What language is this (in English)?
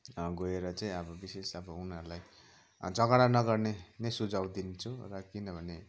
Nepali